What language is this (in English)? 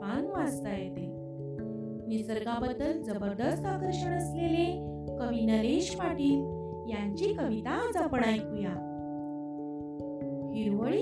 Marathi